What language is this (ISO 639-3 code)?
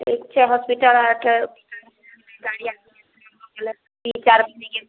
mai